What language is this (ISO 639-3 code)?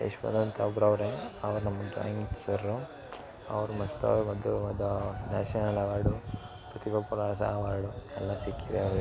kan